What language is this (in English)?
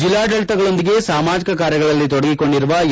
Kannada